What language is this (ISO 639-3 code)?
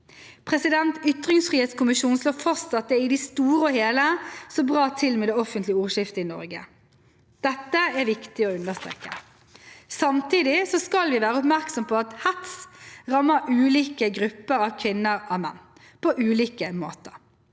nor